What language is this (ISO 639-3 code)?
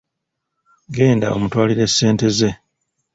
lug